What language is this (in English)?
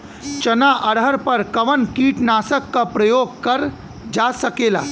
Bhojpuri